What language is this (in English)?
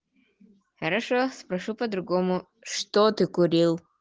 Russian